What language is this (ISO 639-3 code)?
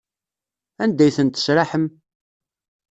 kab